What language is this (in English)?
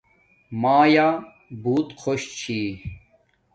Domaaki